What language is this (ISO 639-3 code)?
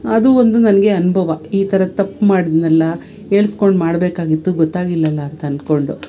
kan